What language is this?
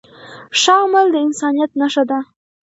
Pashto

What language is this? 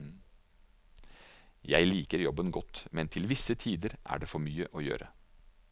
Norwegian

